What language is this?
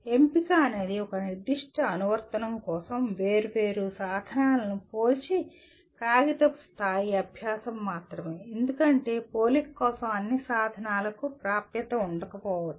Telugu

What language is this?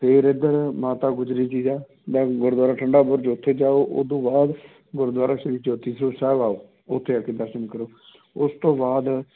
Punjabi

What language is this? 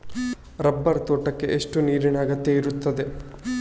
Kannada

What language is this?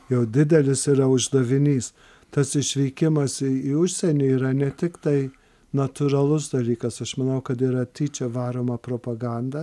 Lithuanian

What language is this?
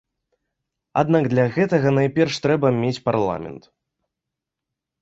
Belarusian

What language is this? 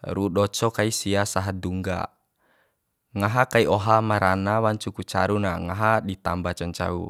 Bima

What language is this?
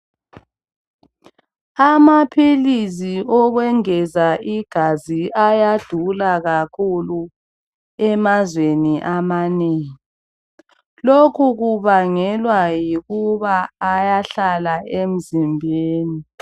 North Ndebele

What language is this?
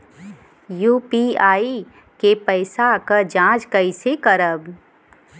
Bhojpuri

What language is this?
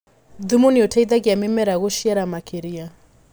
Kikuyu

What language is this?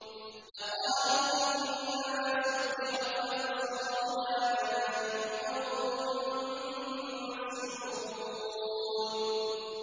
Arabic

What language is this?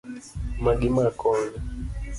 Luo (Kenya and Tanzania)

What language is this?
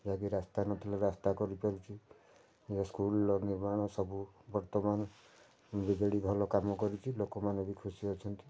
Odia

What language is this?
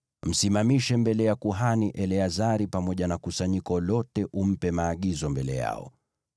Swahili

